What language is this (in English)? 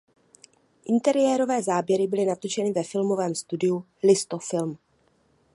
Czech